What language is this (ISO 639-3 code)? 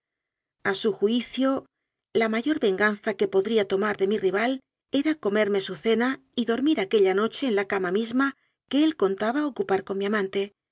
spa